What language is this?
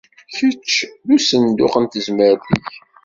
Kabyle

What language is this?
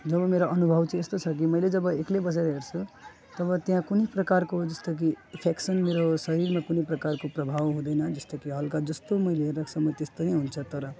Nepali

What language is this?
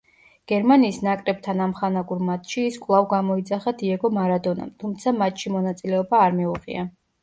Georgian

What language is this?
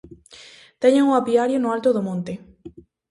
Galician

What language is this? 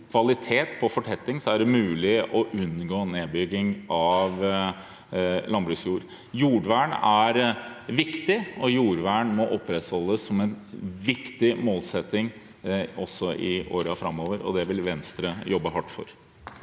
Norwegian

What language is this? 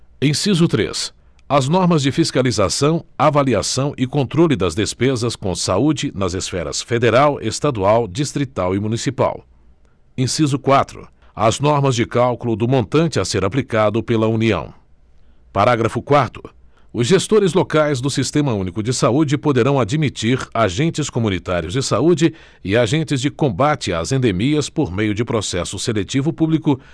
Portuguese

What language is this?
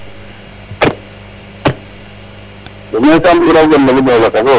Serer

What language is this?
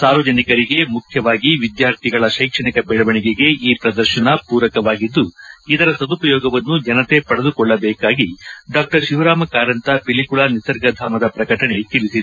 Kannada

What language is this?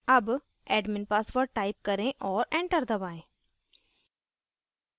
Hindi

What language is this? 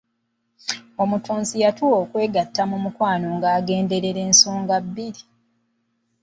Ganda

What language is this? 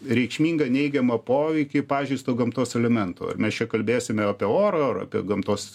Lithuanian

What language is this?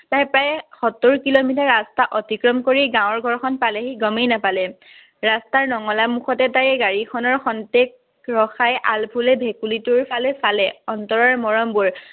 Assamese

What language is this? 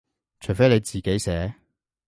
Cantonese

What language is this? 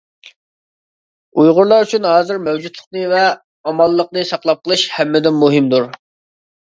Uyghur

